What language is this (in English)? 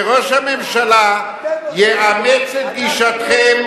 Hebrew